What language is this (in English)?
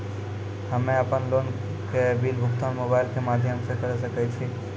Maithili